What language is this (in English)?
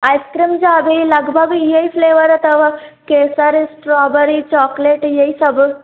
Sindhi